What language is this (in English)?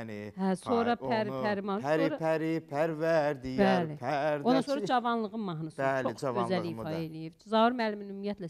Turkish